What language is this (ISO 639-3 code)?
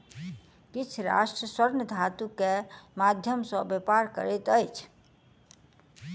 mai